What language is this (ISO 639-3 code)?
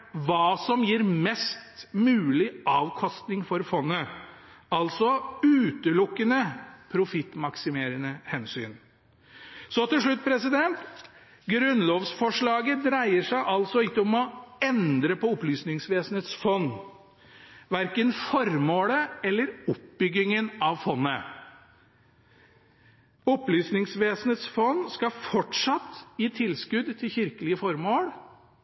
nob